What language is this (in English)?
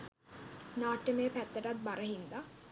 Sinhala